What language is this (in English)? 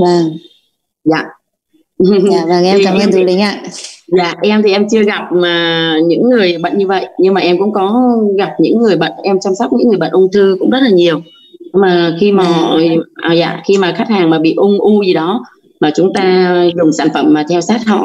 Vietnamese